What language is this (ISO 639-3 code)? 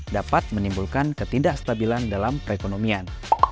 ind